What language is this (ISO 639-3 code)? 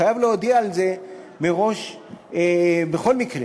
heb